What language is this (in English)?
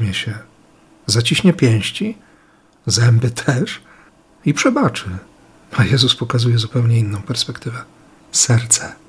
Polish